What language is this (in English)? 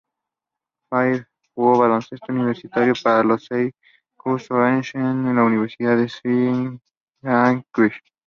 Spanish